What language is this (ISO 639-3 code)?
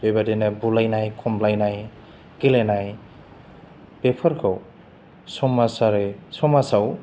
brx